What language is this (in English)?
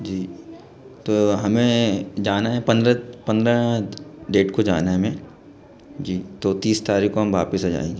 Hindi